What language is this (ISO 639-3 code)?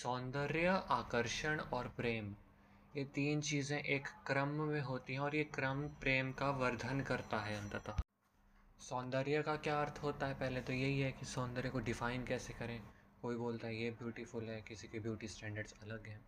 hin